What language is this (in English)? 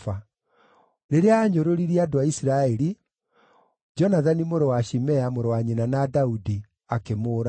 Kikuyu